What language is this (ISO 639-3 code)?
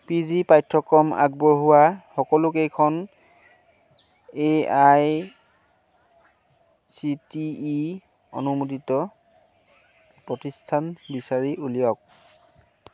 asm